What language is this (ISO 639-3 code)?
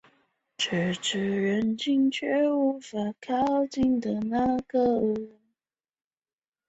zho